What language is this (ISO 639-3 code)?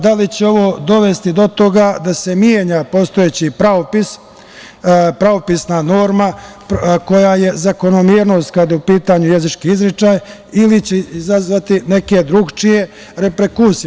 srp